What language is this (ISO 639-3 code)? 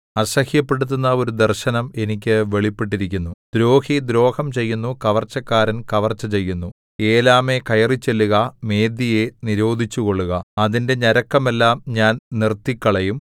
mal